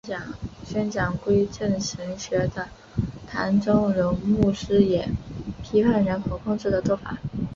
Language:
Chinese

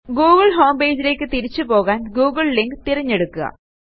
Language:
Malayalam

